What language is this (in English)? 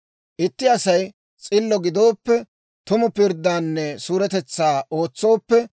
Dawro